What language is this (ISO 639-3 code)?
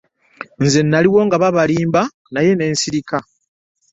lug